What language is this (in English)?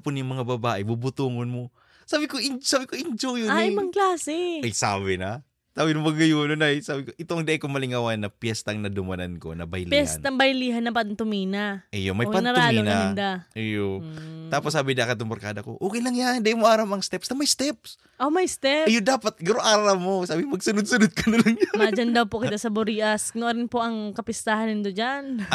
Filipino